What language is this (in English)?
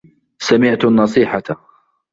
Arabic